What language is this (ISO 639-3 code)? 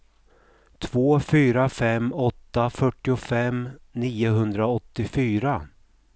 swe